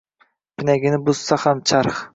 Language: Uzbek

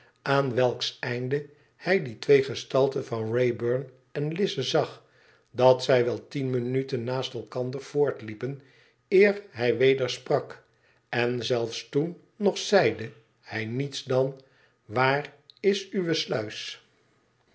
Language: Dutch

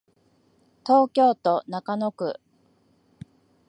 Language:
Japanese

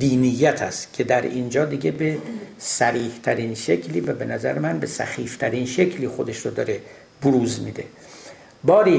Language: Persian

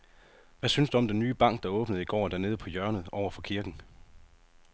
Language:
Danish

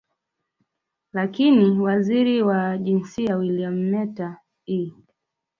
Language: Swahili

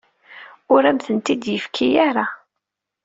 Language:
Kabyle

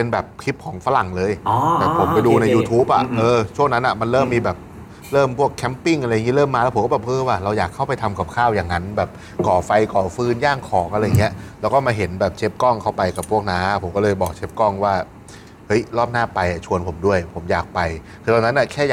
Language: Thai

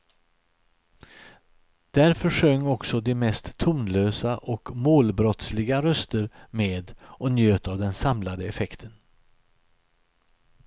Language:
Swedish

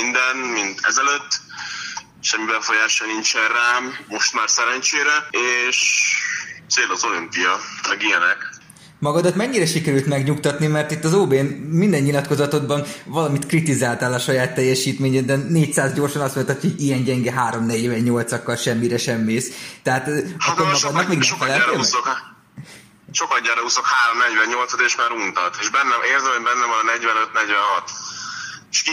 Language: Hungarian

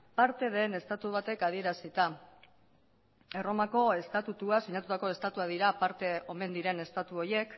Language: Basque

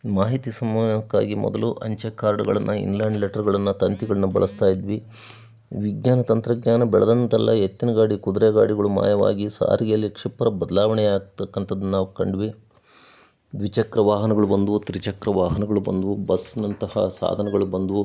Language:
Kannada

